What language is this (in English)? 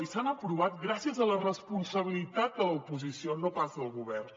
Catalan